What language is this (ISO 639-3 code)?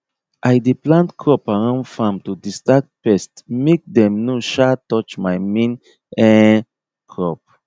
pcm